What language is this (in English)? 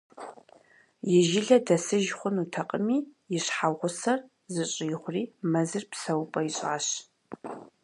Kabardian